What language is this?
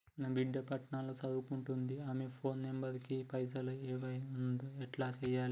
Telugu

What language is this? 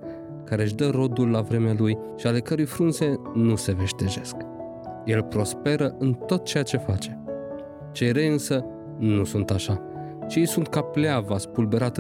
Romanian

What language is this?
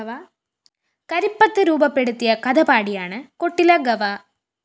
Malayalam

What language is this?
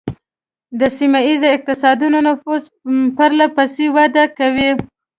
Pashto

